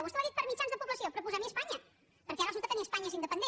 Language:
Catalan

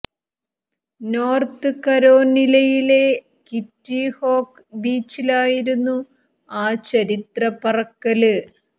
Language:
Malayalam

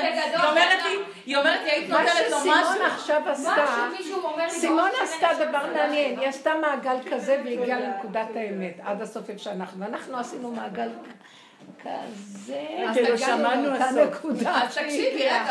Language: Hebrew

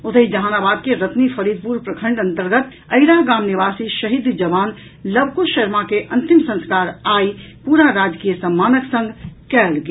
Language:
Maithili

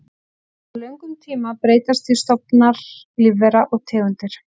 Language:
Icelandic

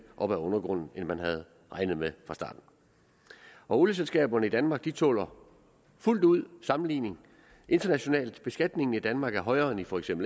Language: Danish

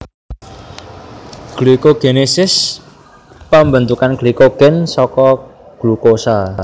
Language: Javanese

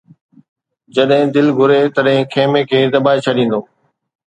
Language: Sindhi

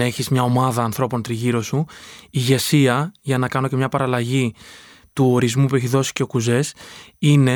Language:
Greek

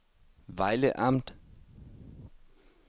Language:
Danish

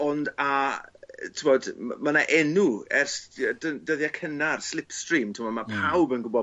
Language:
Welsh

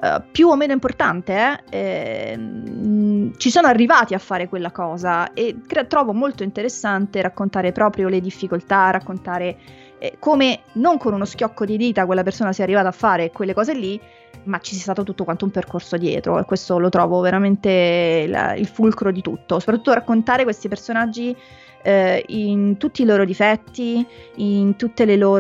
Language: Italian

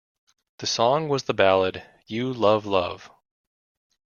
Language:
English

